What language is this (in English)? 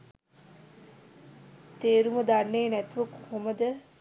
Sinhala